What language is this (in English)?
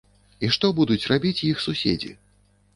Belarusian